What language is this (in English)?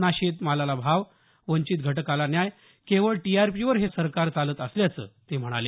Marathi